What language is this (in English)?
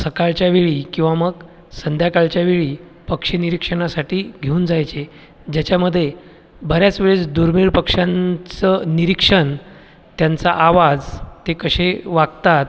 Marathi